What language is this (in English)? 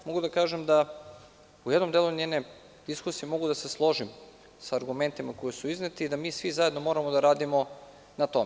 Serbian